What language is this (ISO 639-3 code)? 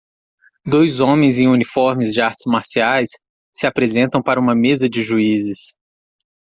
por